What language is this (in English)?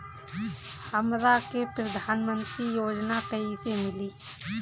Bhojpuri